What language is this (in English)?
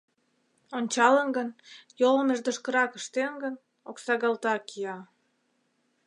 Mari